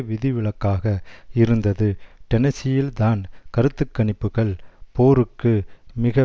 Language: Tamil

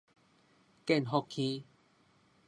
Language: Min Nan Chinese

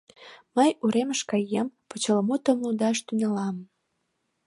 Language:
Mari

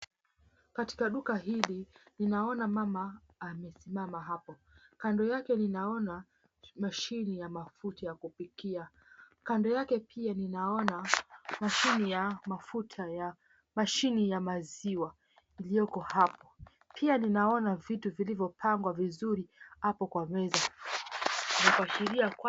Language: Swahili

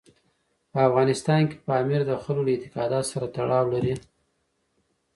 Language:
Pashto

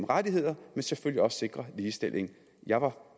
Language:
Danish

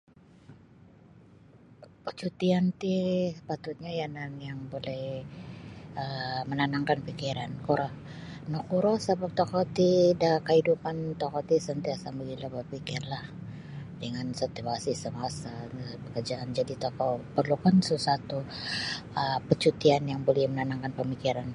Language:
Sabah Bisaya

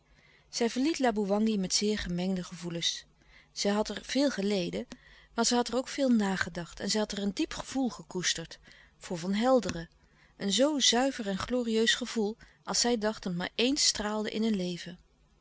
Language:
Dutch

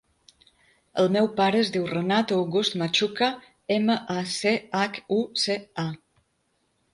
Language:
Catalan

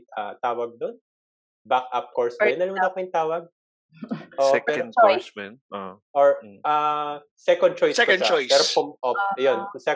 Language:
Filipino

